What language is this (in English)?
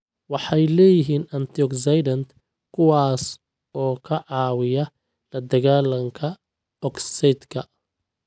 Somali